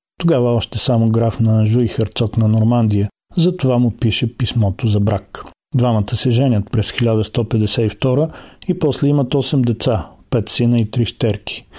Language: Bulgarian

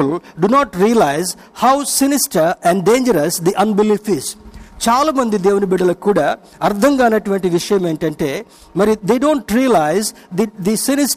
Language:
Telugu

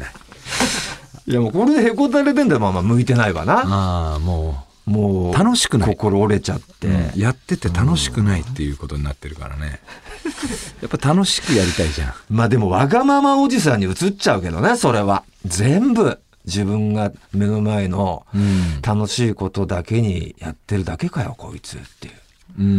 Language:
Japanese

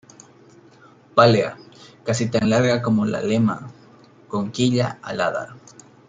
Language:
Spanish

